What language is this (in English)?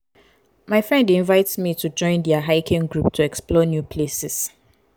Nigerian Pidgin